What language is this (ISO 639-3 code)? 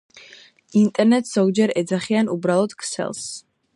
kat